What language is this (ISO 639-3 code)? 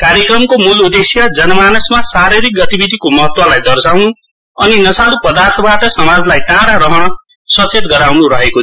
nep